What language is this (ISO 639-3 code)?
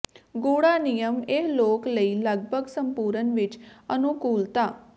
pan